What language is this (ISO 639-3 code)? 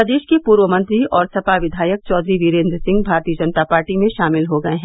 hin